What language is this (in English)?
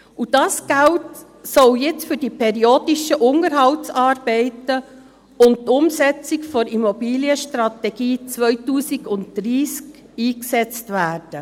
Swiss German